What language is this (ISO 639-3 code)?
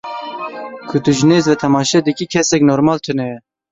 kur